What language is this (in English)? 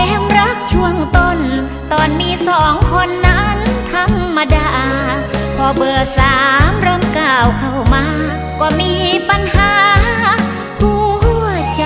Thai